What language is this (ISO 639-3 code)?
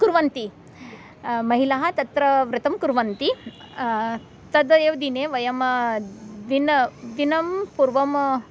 san